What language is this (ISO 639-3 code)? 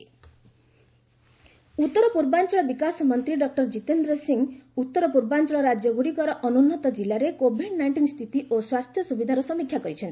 ori